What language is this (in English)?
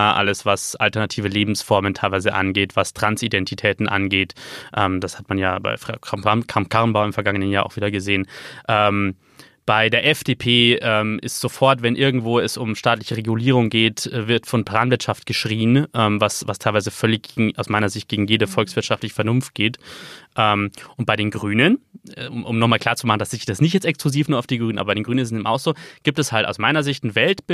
German